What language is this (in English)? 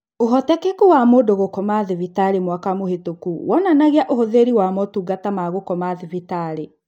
Kikuyu